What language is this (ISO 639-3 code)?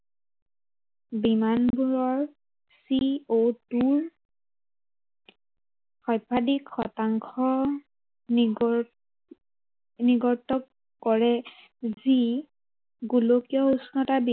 asm